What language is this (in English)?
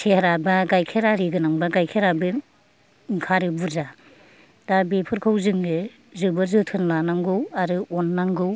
Bodo